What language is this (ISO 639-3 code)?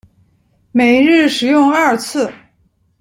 zho